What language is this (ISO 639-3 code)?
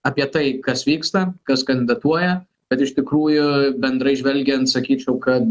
lit